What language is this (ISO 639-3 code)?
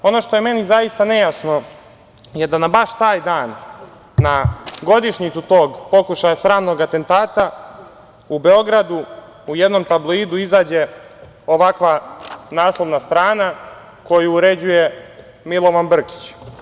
srp